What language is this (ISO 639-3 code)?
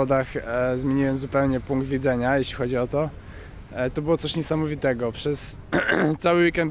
pol